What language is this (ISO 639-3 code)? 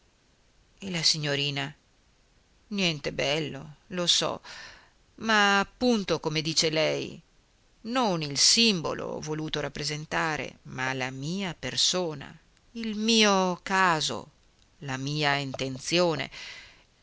ita